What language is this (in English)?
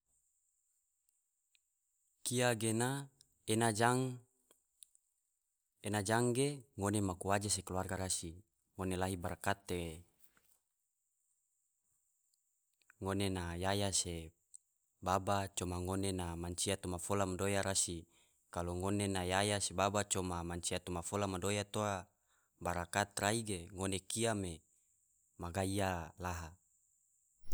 Tidore